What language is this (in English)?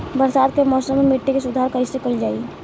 Bhojpuri